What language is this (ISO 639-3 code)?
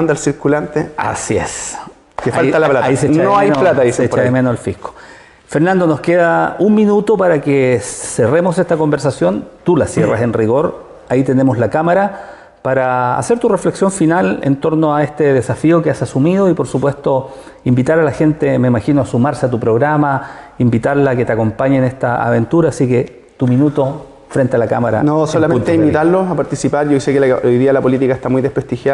spa